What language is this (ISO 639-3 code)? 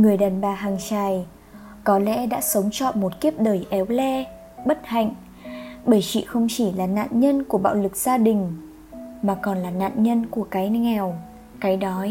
vie